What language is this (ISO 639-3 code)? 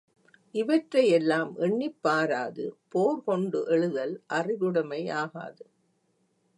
tam